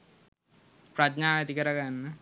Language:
Sinhala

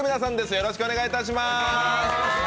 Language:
Japanese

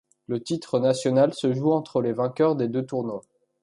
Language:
French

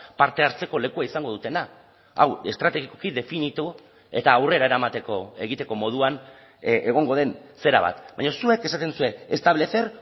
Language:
Basque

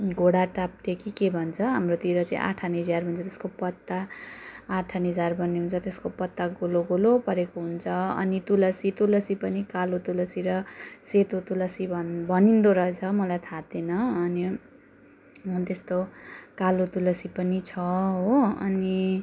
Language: Nepali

